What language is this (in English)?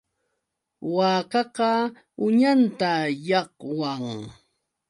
Yauyos Quechua